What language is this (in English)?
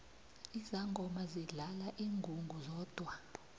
South Ndebele